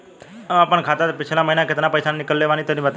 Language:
Bhojpuri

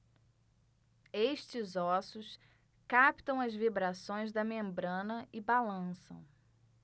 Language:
Portuguese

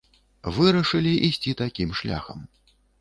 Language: Belarusian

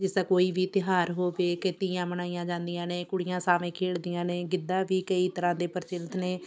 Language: Punjabi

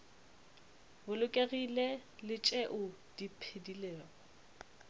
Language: Northern Sotho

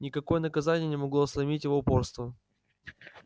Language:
Russian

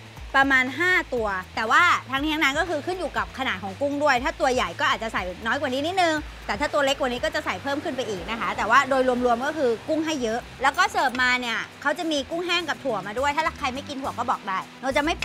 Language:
Thai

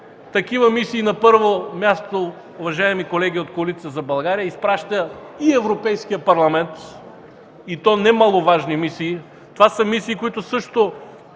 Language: Bulgarian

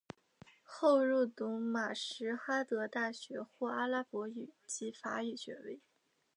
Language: Chinese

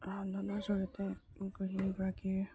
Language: Assamese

